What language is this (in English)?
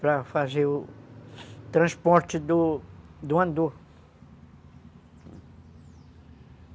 Portuguese